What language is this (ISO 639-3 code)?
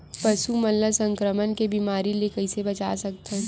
hne